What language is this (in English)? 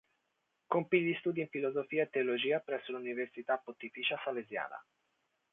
Italian